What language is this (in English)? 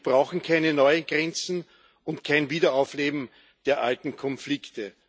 German